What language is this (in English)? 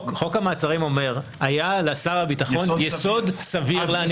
Hebrew